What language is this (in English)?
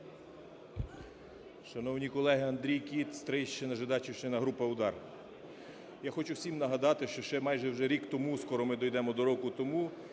Ukrainian